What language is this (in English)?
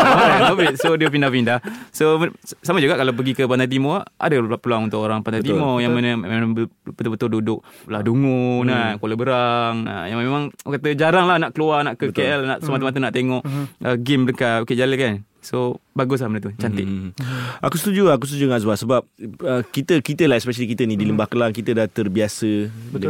Malay